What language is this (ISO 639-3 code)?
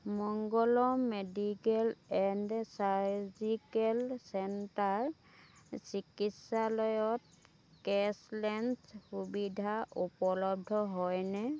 asm